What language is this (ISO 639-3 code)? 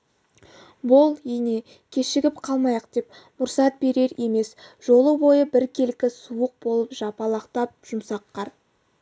kaz